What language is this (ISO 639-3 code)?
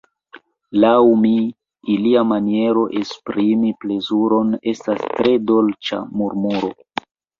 epo